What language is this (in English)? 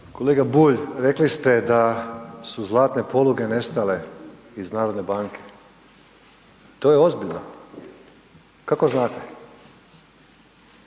Croatian